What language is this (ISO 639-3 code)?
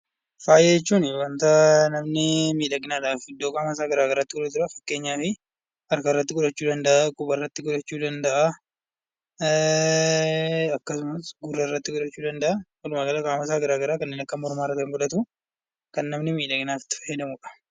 orm